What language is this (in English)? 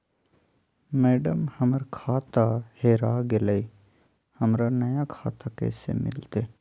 Magahi